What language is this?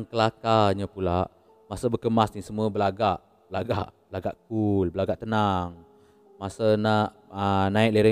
Malay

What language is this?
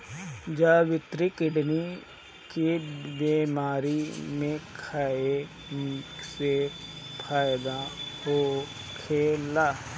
Bhojpuri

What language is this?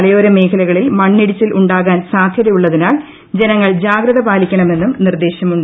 Malayalam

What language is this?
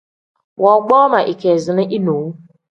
Tem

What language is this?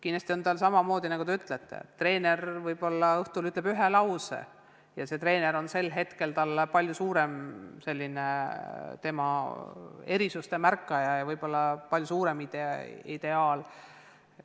Estonian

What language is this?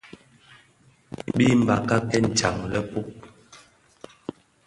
Bafia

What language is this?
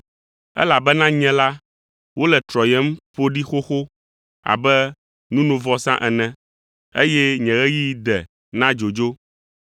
Ewe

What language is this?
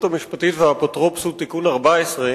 Hebrew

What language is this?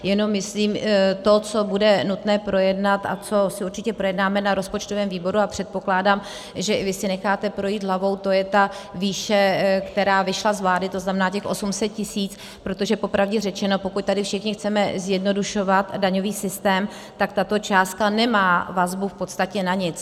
Czech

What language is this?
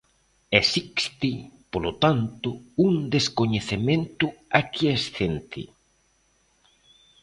Galician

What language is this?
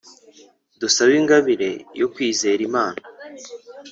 Kinyarwanda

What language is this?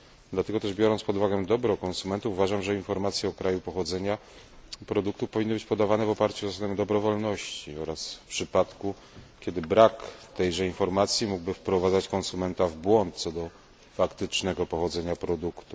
Polish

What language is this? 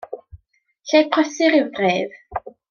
Welsh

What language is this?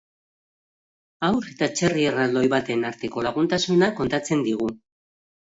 Basque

